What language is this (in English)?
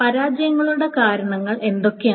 Malayalam